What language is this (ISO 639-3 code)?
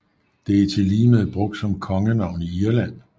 dan